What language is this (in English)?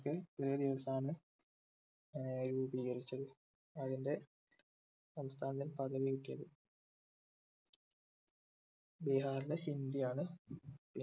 Malayalam